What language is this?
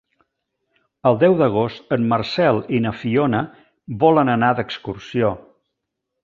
Catalan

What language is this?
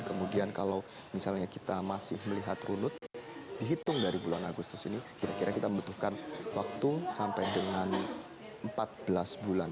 Indonesian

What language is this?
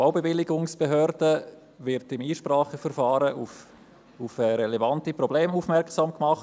Swiss German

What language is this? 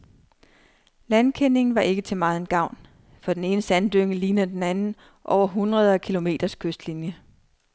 Danish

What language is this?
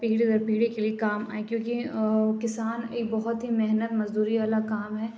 Urdu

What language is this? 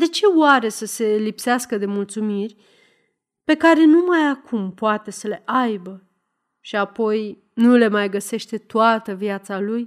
Romanian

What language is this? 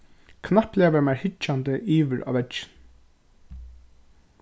Faroese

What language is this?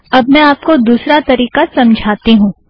Hindi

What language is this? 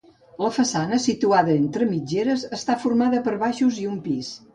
Catalan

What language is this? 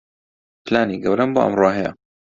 Central Kurdish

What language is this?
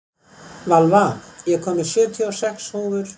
Icelandic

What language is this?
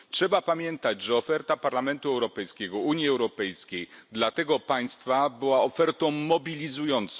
Polish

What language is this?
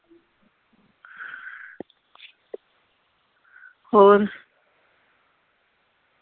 Punjabi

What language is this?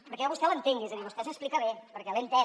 Catalan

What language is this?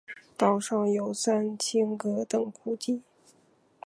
Chinese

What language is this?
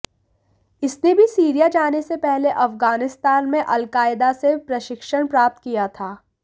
Hindi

